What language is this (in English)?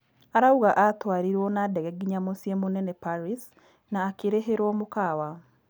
Kikuyu